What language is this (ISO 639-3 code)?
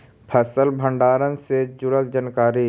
mag